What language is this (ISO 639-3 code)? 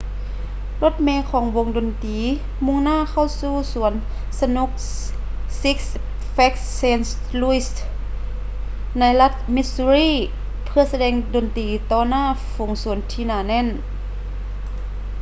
lao